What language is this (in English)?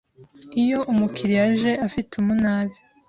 Kinyarwanda